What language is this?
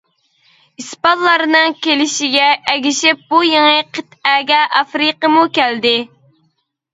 Uyghur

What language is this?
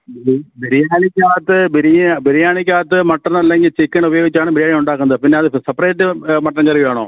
Malayalam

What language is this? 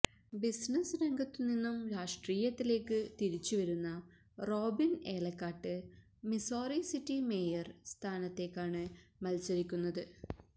Malayalam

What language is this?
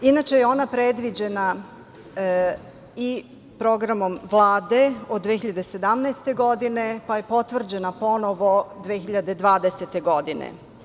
Serbian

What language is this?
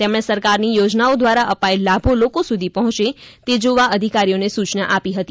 Gujarati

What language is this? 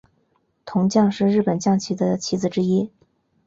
Chinese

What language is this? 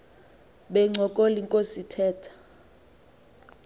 Xhosa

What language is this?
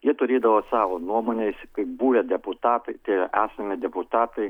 Lithuanian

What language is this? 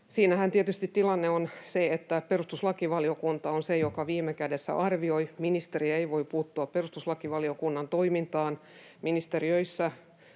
Finnish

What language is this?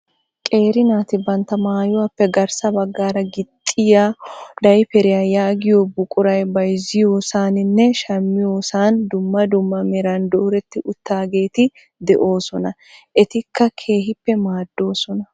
Wolaytta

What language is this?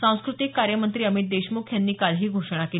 Marathi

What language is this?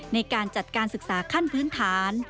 Thai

